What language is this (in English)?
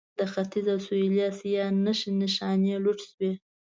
Pashto